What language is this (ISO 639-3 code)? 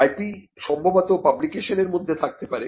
ben